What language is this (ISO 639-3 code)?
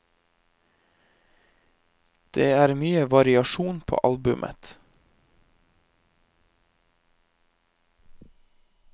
nor